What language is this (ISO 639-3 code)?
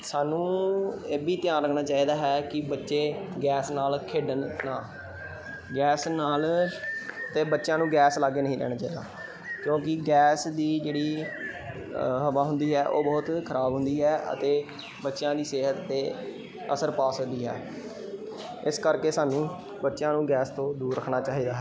pan